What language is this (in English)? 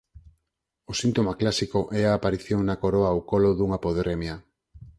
Galician